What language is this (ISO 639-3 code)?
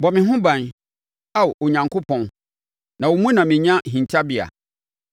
aka